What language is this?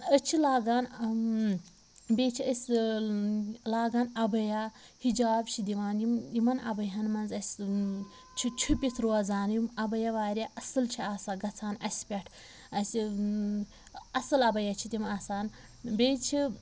Kashmiri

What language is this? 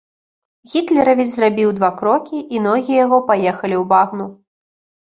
Belarusian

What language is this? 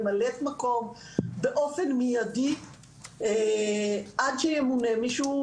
Hebrew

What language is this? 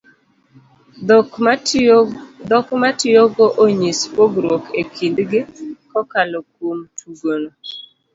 Luo (Kenya and Tanzania)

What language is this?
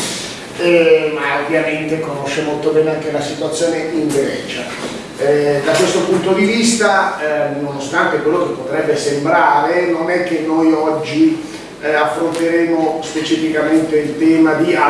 Italian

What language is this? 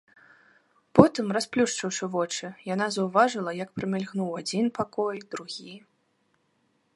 Belarusian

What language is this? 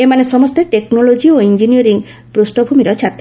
Odia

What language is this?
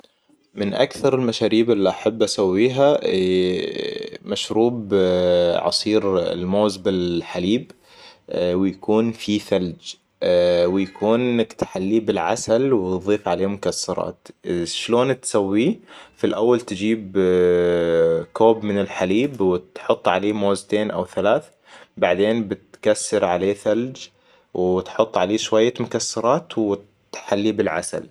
Hijazi Arabic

